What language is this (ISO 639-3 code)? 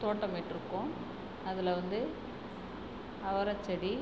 tam